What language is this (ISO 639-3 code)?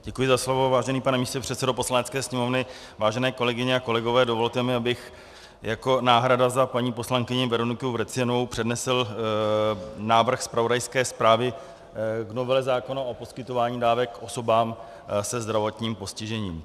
ces